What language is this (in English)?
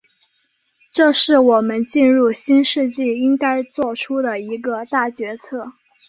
Chinese